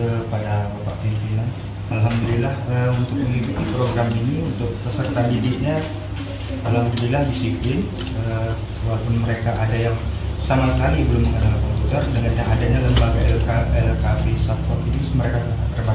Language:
Indonesian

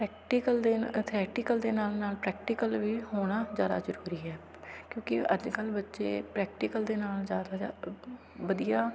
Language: Punjabi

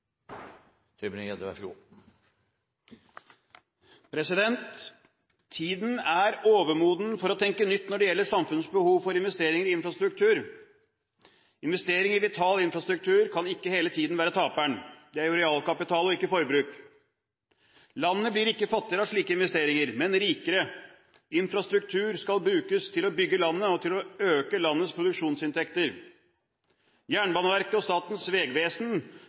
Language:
Norwegian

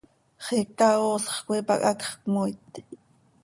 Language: Seri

